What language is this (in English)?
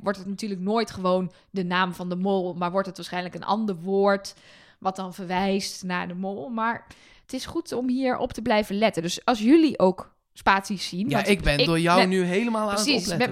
Dutch